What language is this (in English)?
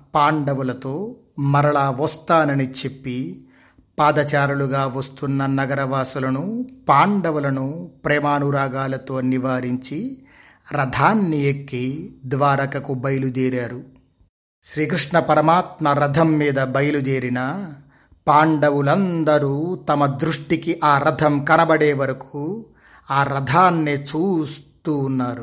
Telugu